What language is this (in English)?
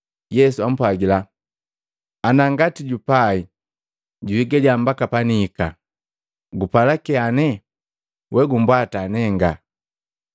Matengo